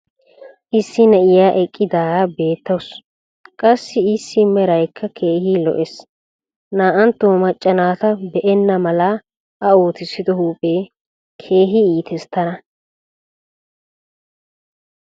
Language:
Wolaytta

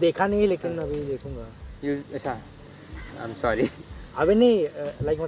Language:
Hindi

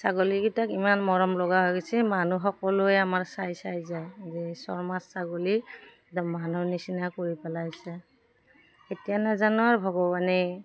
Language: Assamese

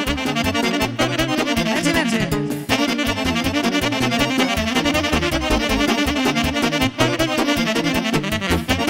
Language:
Romanian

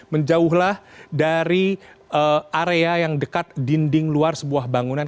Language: Indonesian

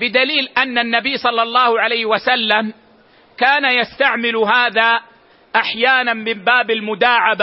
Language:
Arabic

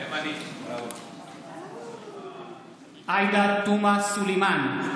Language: Hebrew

